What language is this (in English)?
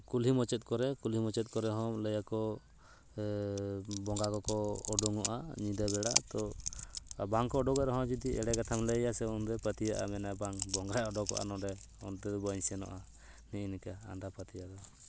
Santali